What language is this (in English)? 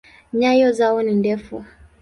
Swahili